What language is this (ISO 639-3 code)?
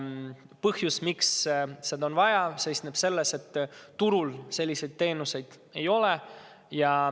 est